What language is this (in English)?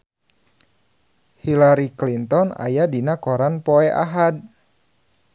Sundanese